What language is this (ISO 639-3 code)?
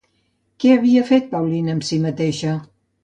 cat